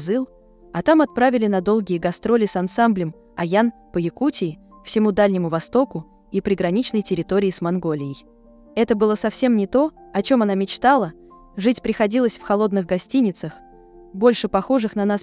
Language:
Russian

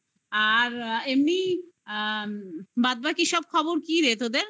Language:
Bangla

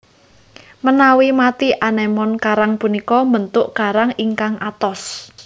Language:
Javanese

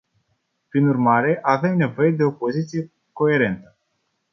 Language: Romanian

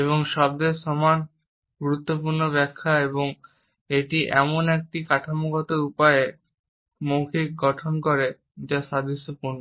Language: Bangla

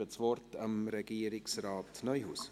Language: Swiss German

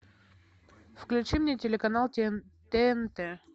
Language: Russian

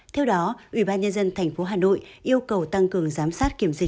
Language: Vietnamese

